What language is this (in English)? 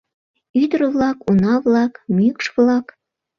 Mari